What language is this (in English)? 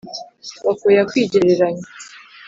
Kinyarwanda